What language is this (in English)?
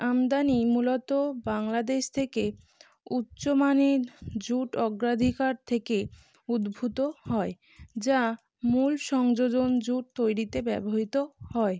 Bangla